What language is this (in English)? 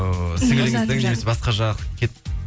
Kazakh